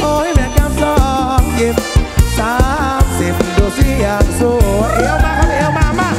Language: Thai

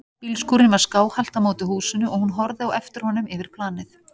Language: Icelandic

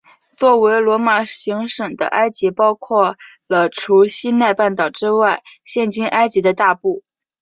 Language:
Chinese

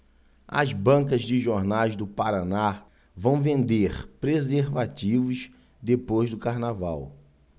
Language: Portuguese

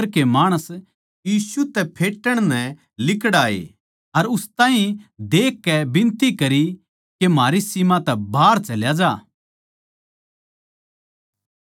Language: Haryanvi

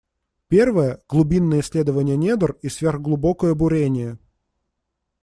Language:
Russian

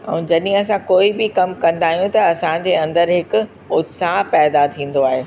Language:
Sindhi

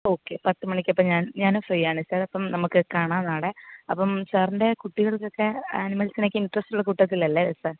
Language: Malayalam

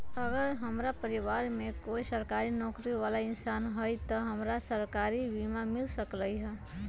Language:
Magahi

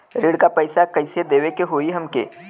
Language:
Bhojpuri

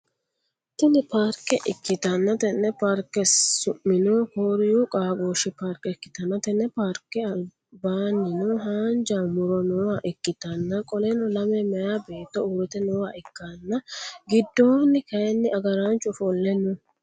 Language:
Sidamo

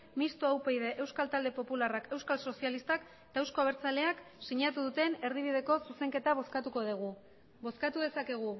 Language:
Basque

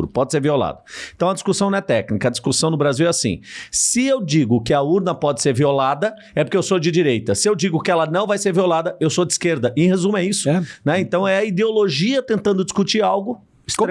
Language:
Portuguese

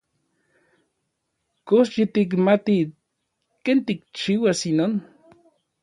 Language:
Orizaba Nahuatl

